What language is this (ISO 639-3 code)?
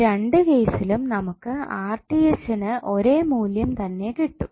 mal